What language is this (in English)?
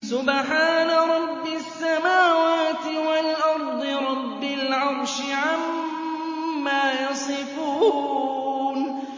Arabic